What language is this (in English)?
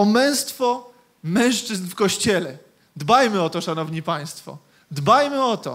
Polish